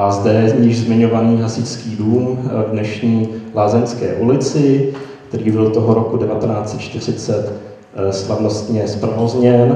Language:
Czech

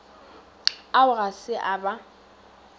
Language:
Northern Sotho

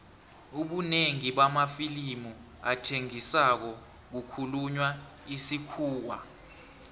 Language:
South Ndebele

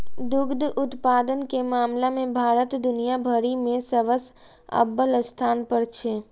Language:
Maithili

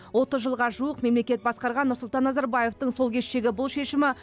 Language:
Kazakh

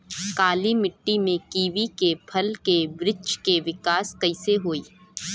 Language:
Bhojpuri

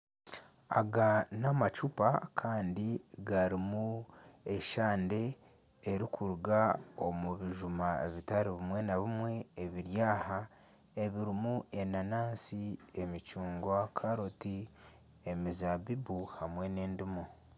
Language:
Nyankole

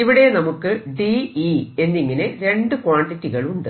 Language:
Malayalam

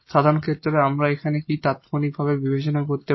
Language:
Bangla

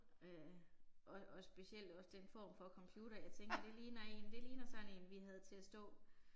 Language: Danish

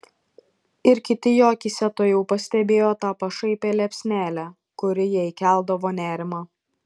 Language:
Lithuanian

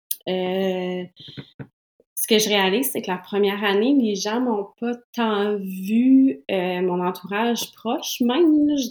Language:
French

